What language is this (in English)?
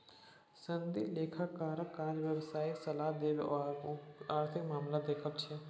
Maithili